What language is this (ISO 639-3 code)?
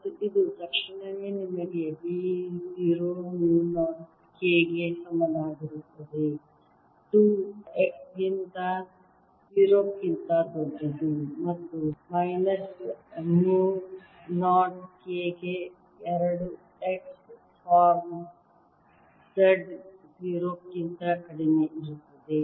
kan